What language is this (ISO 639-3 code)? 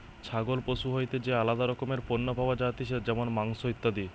ben